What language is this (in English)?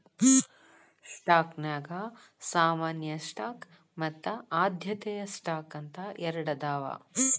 Kannada